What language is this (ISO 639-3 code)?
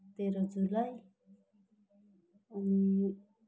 nep